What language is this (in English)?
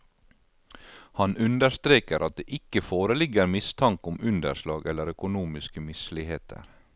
Norwegian